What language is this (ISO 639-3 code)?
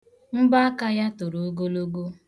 ibo